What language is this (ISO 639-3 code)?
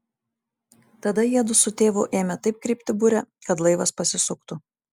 lit